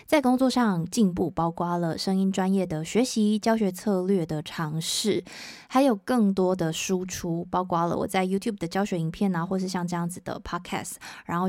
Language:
Chinese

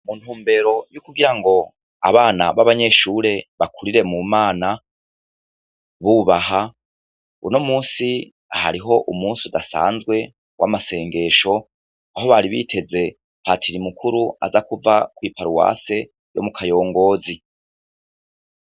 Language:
Rundi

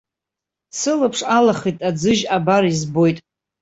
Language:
Abkhazian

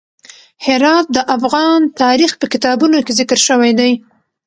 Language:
Pashto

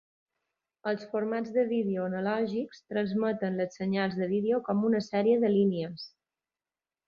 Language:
Catalan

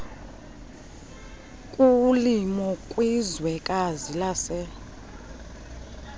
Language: Xhosa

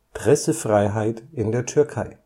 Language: German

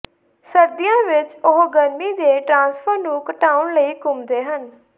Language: Punjabi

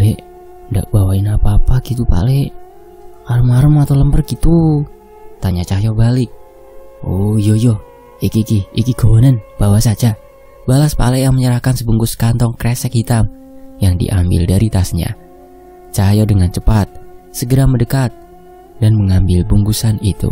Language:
Indonesian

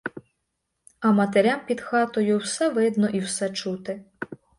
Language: Ukrainian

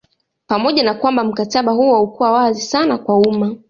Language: Swahili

